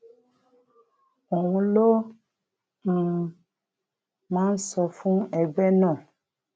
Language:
Yoruba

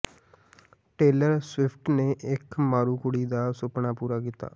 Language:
Punjabi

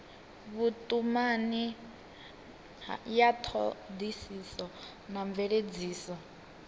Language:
Venda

